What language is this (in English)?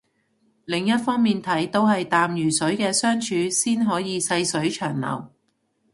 Cantonese